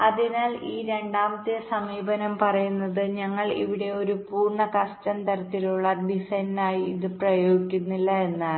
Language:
Malayalam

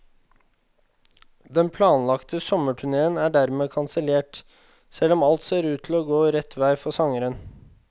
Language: Norwegian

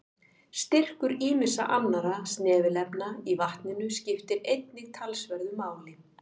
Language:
Icelandic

